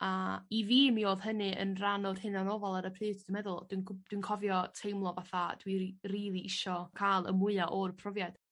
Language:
Welsh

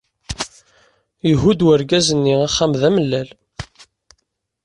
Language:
Kabyle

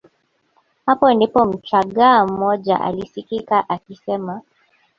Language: Swahili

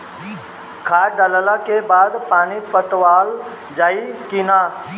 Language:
Bhojpuri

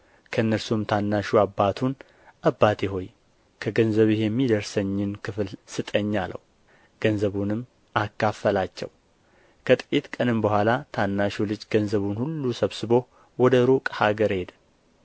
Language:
Amharic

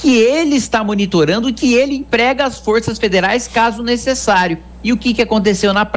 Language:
Portuguese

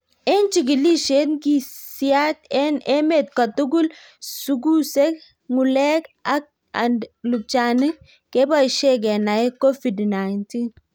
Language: Kalenjin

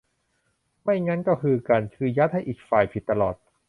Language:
Thai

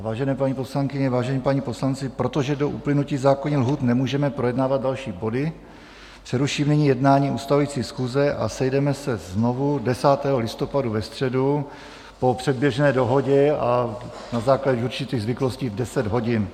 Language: Czech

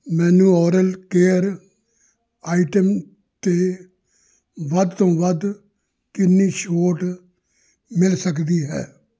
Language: Punjabi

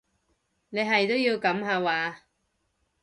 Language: Cantonese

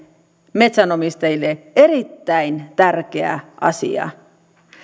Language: Finnish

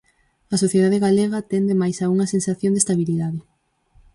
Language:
Galician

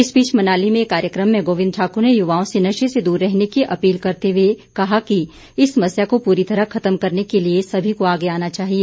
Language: Hindi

